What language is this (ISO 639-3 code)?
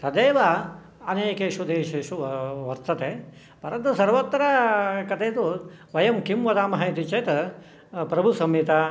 san